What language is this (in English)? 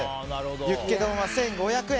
Japanese